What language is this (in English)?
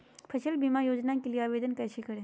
Magahi